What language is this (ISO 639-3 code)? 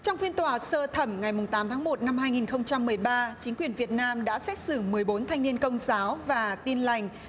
vie